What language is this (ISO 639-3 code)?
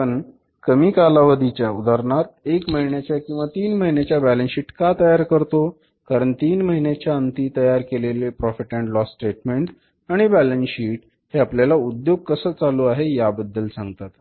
mar